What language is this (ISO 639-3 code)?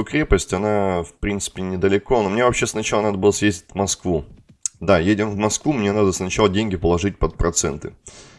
rus